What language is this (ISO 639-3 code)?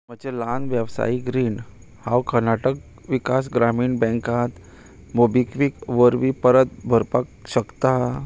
kok